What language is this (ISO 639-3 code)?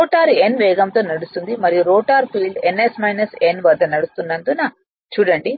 tel